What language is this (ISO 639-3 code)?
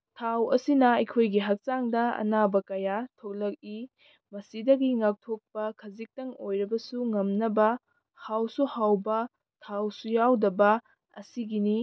mni